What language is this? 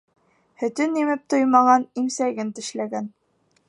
Bashkir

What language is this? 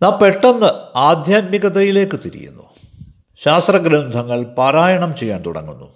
Malayalam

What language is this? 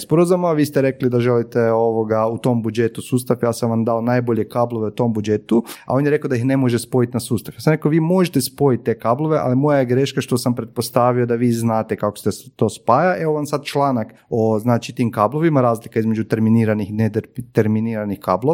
Croatian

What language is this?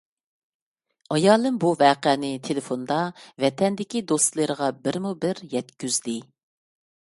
Uyghur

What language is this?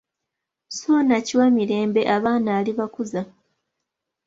Ganda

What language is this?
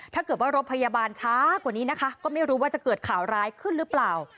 Thai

